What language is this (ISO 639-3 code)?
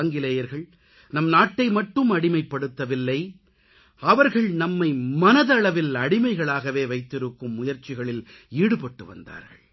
tam